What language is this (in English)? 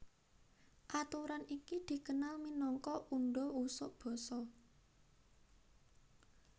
Javanese